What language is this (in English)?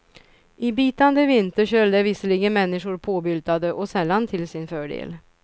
Swedish